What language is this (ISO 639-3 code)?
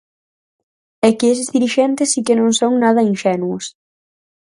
glg